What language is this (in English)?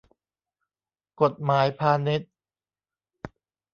Thai